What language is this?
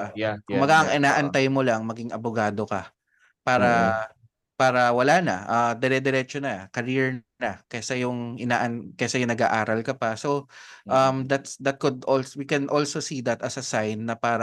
Filipino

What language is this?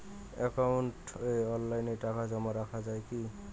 Bangla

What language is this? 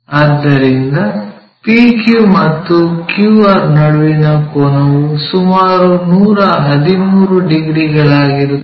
Kannada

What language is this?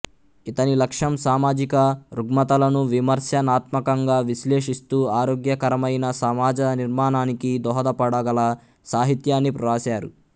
Telugu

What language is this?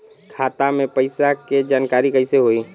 Bhojpuri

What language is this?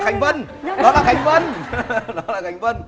Vietnamese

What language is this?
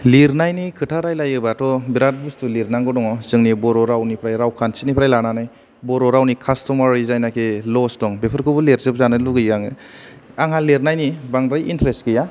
Bodo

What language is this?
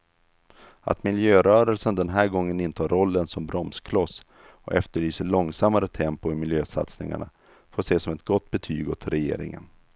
Swedish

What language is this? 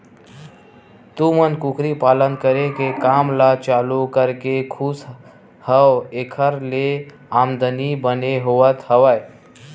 Chhattisgarhi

